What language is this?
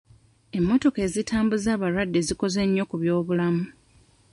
Ganda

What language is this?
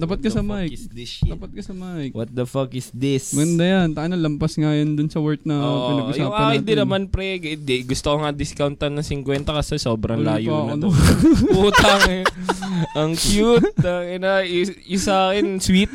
Filipino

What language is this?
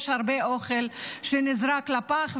Hebrew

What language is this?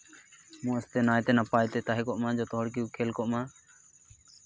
Santali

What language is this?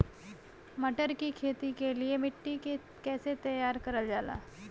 Bhojpuri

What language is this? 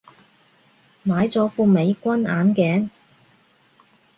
Cantonese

